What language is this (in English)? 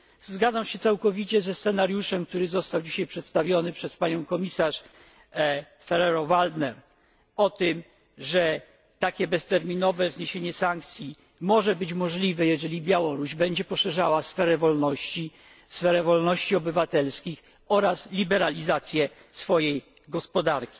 Polish